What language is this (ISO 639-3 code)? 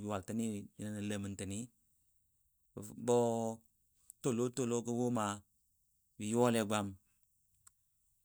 dbd